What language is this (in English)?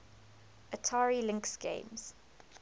English